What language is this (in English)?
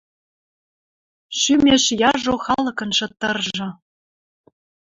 Western Mari